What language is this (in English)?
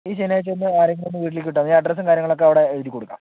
Malayalam